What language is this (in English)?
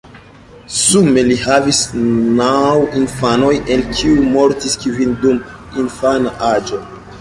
Esperanto